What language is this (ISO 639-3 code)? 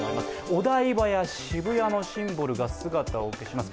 jpn